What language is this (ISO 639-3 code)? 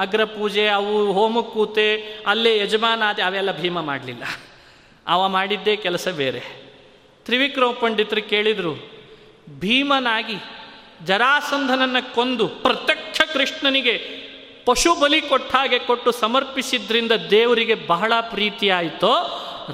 kan